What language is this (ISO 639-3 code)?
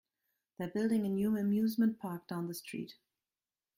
eng